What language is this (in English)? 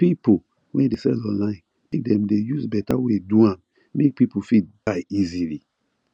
Nigerian Pidgin